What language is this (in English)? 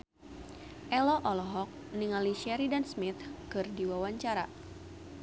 Sundanese